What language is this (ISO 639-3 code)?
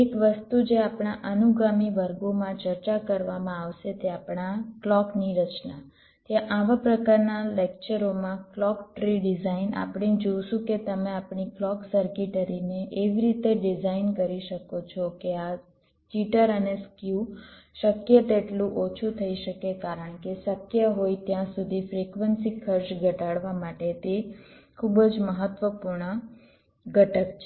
guj